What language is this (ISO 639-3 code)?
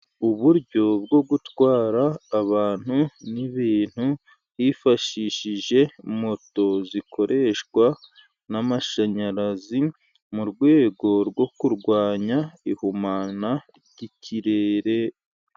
kin